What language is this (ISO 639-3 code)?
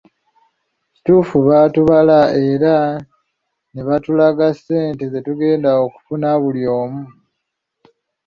lug